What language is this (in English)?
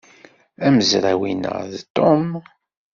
Kabyle